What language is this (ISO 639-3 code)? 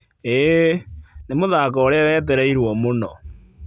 kik